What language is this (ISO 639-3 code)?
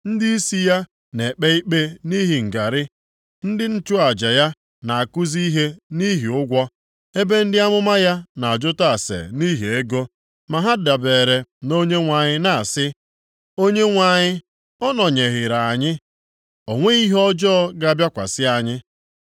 ibo